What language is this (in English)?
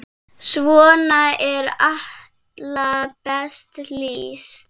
Icelandic